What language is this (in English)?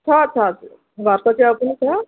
Nepali